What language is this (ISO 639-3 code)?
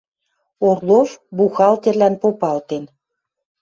mrj